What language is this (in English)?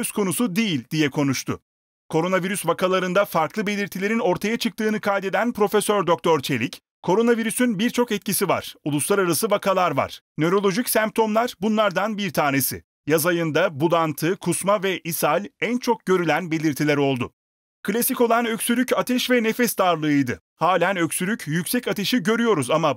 Turkish